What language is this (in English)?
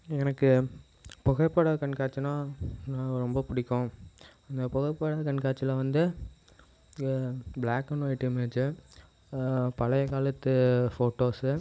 Tamil